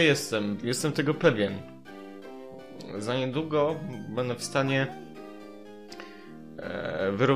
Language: Polish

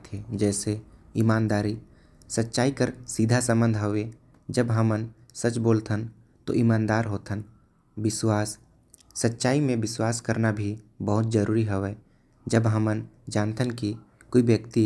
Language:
Korwa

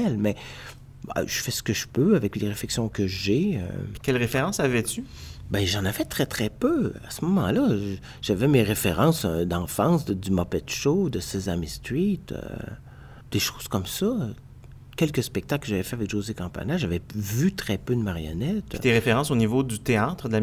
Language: French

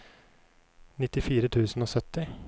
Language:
Norwegian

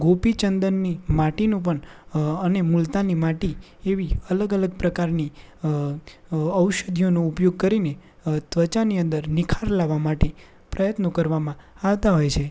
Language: Gujarati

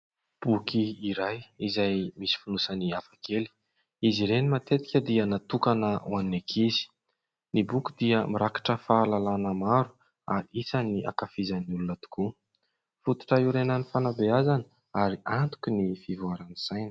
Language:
Malagasy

